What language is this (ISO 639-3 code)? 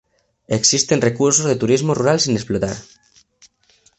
spa